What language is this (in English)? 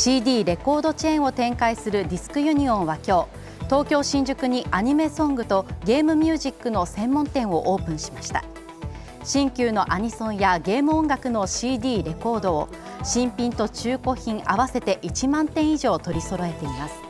Japanese